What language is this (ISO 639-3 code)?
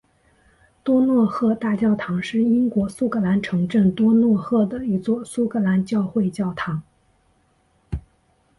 zho